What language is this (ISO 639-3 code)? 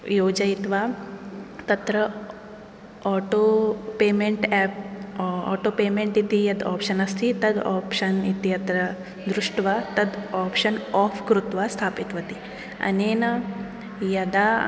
san